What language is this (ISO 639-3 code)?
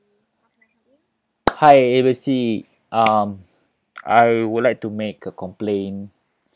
eng